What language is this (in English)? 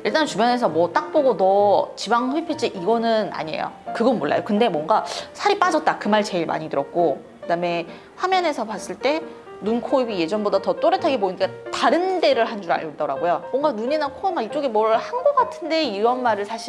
Korean